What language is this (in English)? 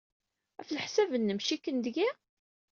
Kabyle